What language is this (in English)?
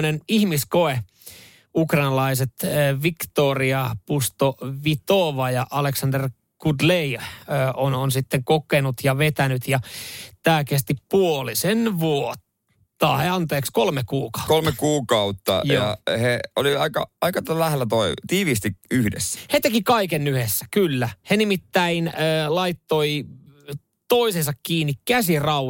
Finnish